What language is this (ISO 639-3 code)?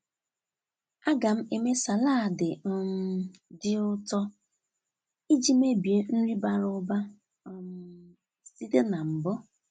ibo